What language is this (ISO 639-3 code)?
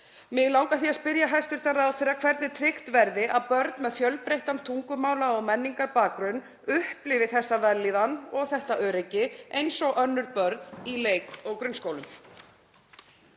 isl